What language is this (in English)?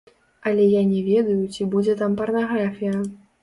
Belarusian